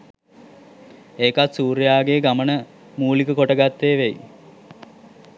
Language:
Sinhala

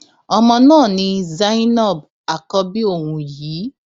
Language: Yoruba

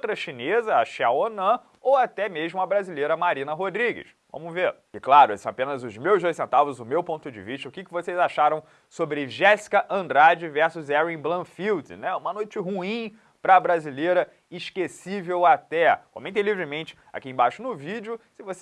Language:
Portuguese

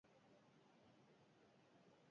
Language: Basque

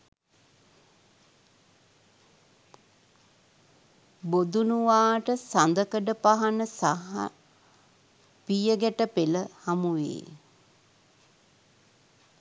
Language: Sinhala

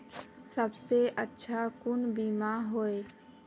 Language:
Magahi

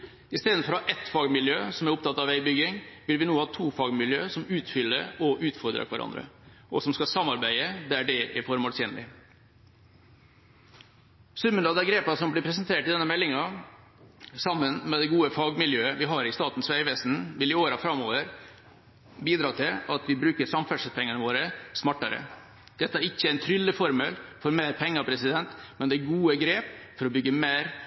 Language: Norwegian Bokmål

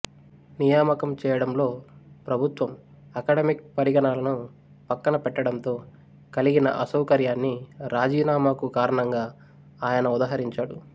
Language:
Telugu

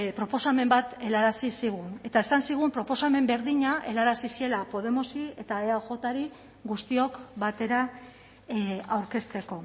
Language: Basque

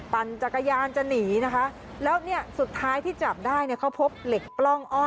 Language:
Thai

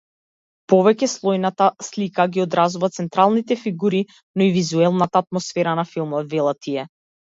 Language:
Macedonian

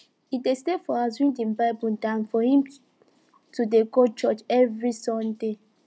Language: Nigerian Pidgin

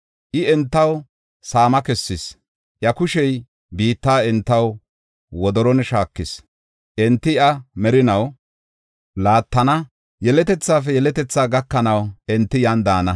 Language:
Gofa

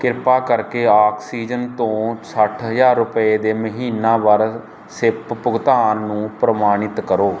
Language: Punjabi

